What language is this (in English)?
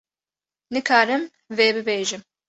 Kurdish